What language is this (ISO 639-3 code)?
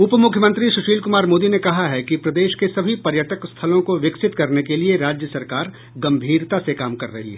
hin